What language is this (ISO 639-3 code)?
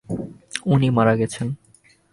ben